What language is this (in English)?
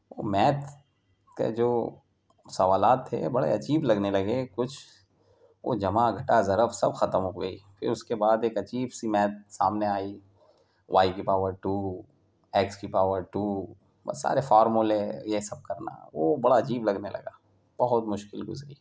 Urdu